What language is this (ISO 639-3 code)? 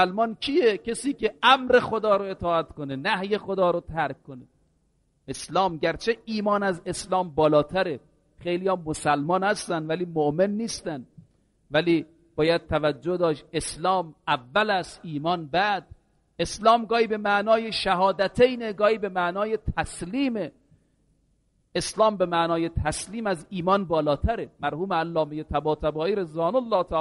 fas